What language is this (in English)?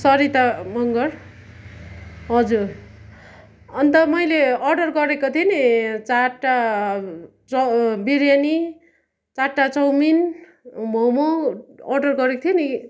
Nepali